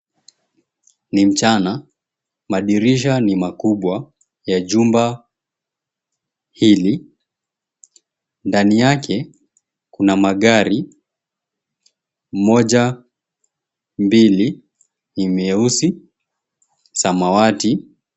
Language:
Swahili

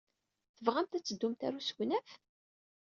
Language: Kabyle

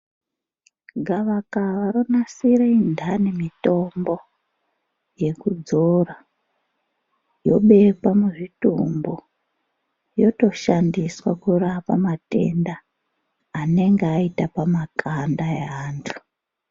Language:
Ndau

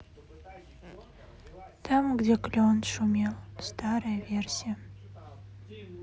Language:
Russian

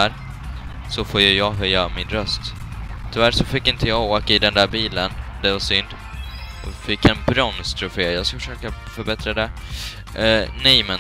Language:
Swedish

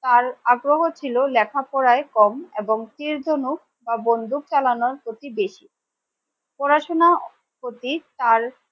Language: Bangla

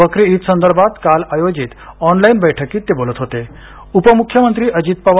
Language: Marathi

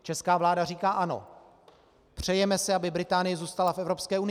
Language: Czech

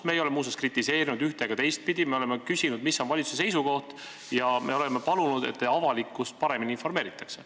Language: Estonian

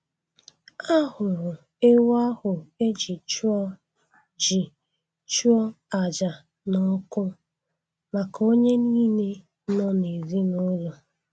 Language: Igbo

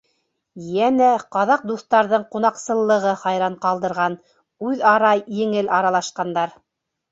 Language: Bashkir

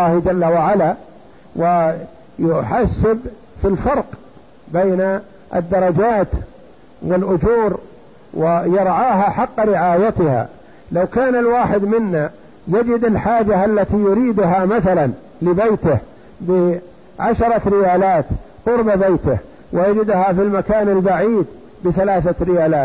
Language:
Arabic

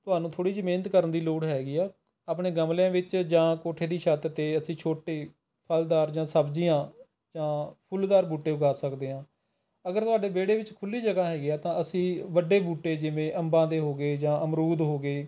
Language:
Punjabi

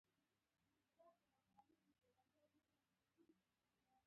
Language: Pashto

